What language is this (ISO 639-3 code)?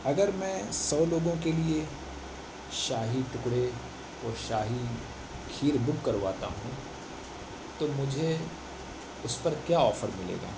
urd